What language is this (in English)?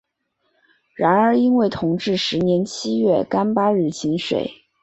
Chinese